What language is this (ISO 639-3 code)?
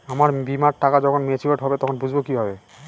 ben